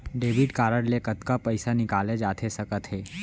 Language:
Chhattisgarhi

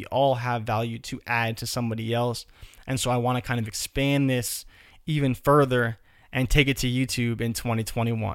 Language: English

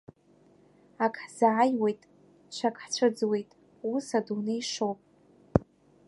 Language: Abkhazian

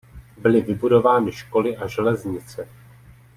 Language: Czech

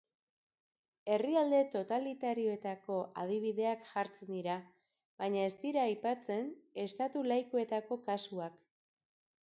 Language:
Basque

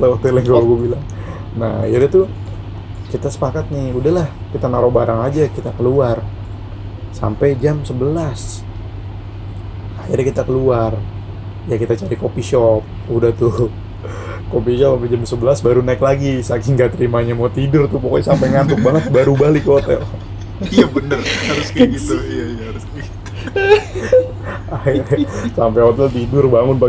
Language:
Indonesian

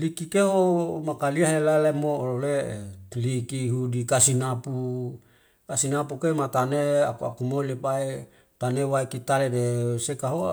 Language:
Wemale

